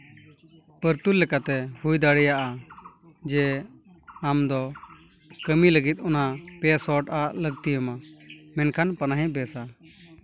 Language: Santali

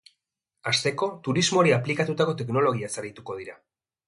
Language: Basque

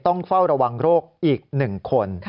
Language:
Thai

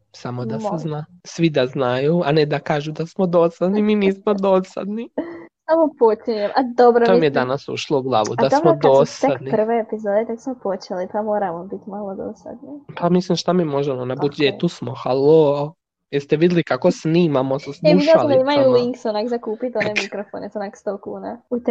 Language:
Croatian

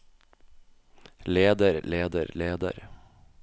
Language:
Norwegian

